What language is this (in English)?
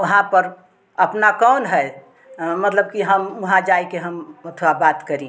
Hindi